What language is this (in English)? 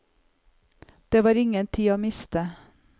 Norwegian